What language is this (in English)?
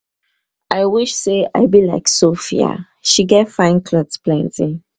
Nigerian Pidgin